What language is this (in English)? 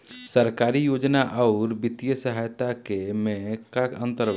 Bhojpuri